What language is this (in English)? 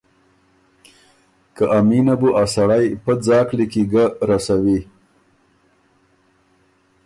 Ormuri